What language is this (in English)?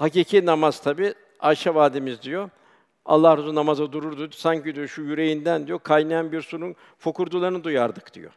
Turkish